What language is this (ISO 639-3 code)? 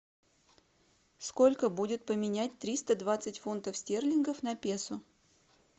rus